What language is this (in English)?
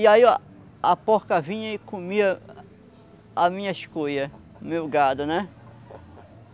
Portuguese